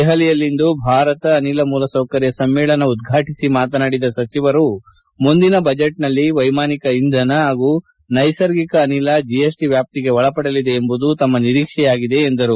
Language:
Kannada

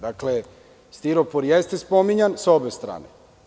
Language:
Serbian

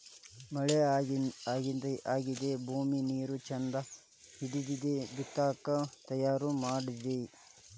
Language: Kannada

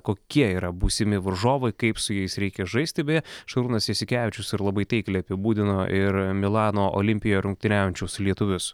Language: Lithuanian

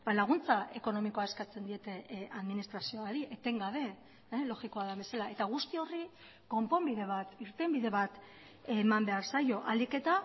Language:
Basque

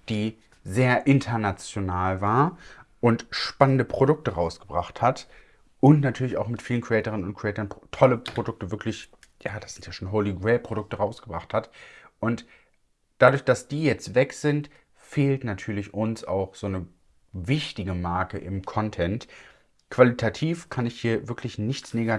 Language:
German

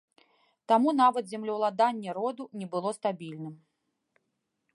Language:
Belarusian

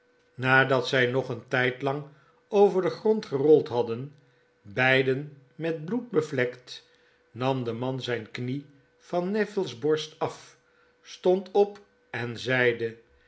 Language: Dutch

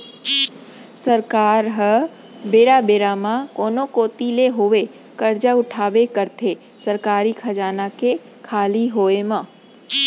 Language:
Chhattisgarhi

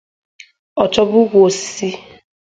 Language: Igbo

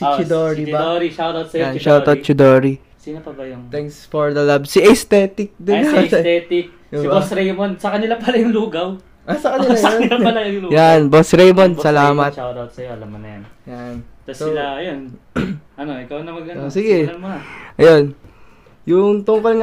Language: Filipino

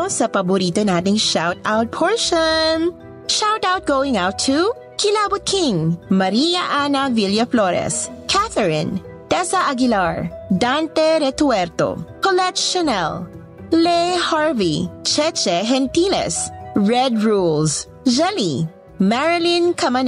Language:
Filipino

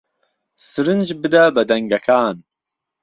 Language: Central Kurdish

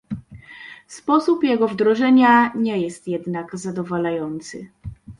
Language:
Polish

